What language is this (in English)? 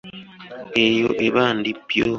Ganda